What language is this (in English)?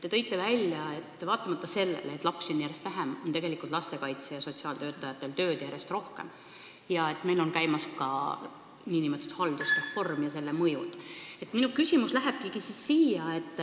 Estonian